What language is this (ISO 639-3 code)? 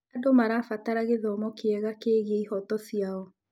kik